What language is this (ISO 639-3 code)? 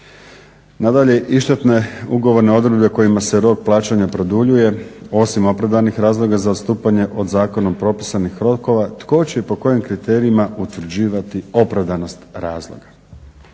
hrv